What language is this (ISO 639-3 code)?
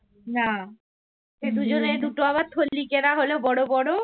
ben